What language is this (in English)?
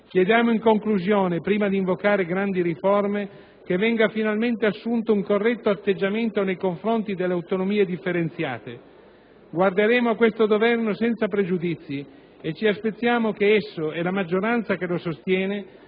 Italian